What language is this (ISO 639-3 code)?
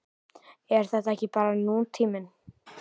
isl